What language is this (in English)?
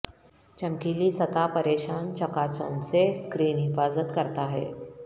Urdu